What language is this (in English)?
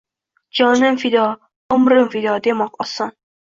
Uzbek